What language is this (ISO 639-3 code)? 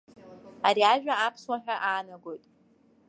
abk